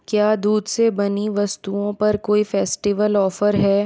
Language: Hindi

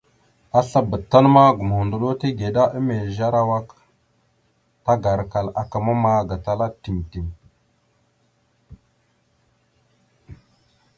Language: Mada (Cameroon)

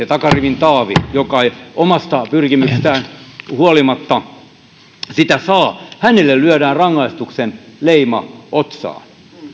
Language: Finnish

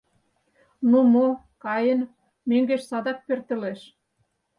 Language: Mari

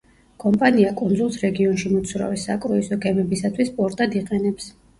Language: Georgian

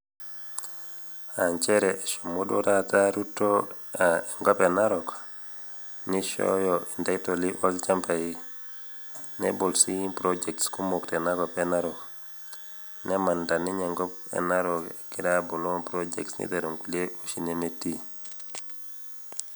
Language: Masai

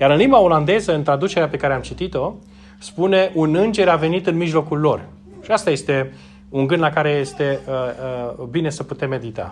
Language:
Romanian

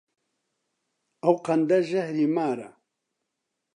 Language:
Central Kurdish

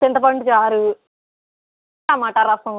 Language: Telugu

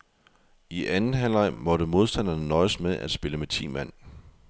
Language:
Danish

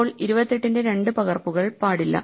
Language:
Malayalam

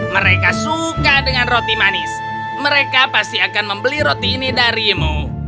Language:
Indonesian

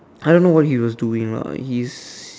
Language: English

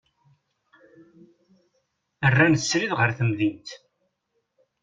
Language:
Kabyle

